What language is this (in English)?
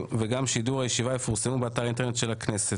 Hebrew